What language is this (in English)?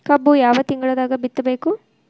Kannada